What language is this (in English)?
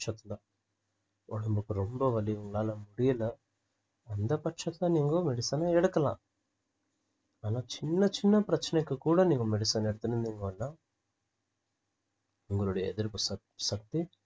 Tamil